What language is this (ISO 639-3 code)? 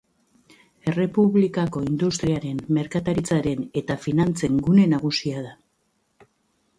eus